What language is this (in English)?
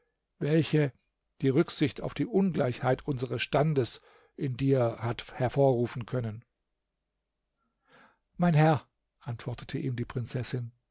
German